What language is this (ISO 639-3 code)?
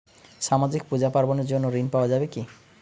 ben